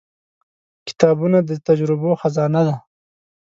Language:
Pashto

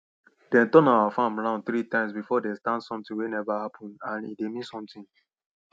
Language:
Nigerian Pidgin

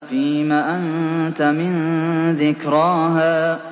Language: Arabic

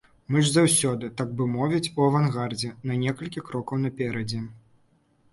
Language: Belarusian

